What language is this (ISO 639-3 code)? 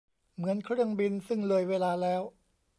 tha